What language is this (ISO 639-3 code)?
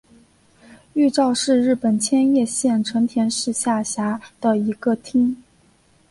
zho